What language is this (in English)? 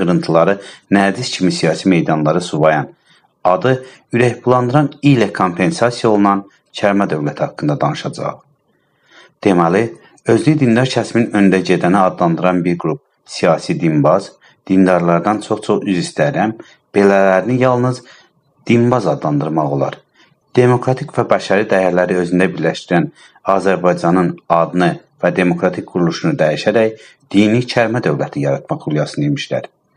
Turkish